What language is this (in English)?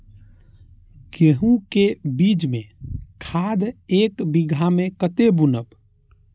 Maithili